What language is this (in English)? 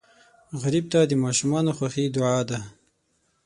Pashto